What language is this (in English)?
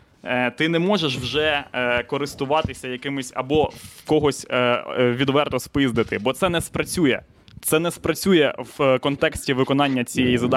Ukrainian